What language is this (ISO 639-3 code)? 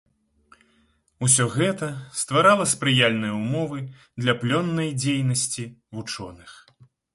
bel